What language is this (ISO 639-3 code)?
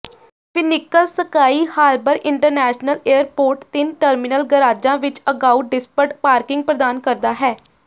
pan